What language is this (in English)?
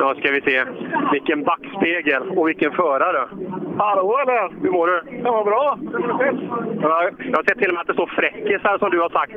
Swedish